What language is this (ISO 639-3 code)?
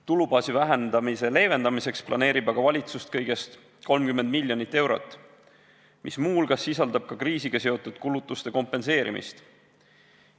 est